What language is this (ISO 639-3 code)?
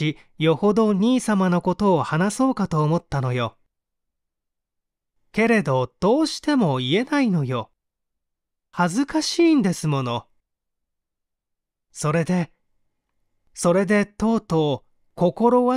jpn